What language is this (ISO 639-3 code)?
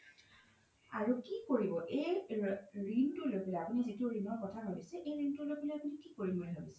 asm